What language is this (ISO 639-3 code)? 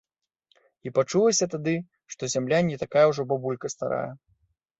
bel